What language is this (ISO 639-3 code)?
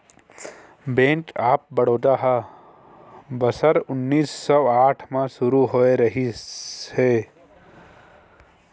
hne